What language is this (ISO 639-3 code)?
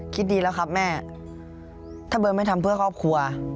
tha